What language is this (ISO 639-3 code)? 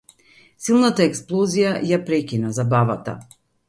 mkd